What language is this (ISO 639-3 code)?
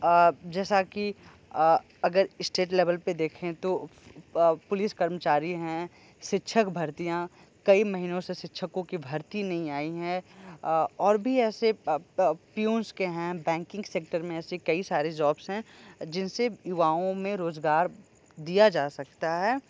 hin